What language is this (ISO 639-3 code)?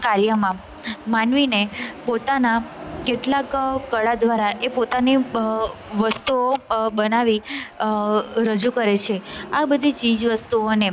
guj